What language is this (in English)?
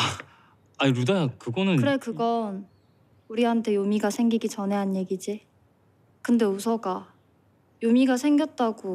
Korean